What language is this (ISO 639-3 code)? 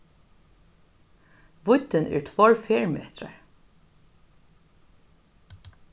fao